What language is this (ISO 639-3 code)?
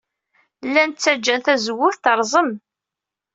kab